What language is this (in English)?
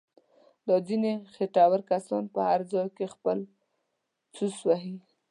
Pashto